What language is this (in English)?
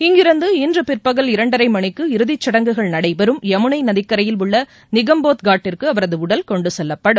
Tamil